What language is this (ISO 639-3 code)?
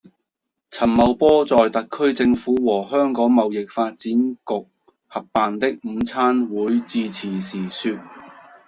yue